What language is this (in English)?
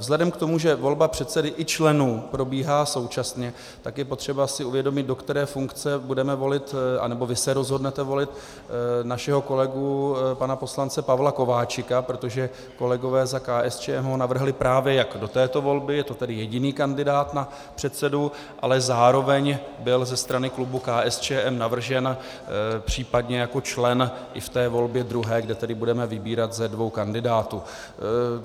Czech